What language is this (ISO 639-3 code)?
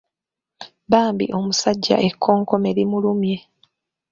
lug